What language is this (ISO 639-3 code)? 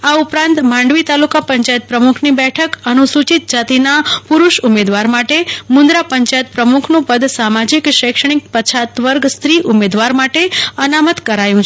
guj